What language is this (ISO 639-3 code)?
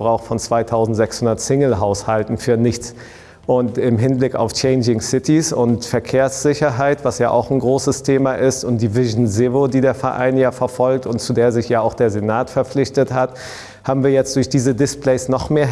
deu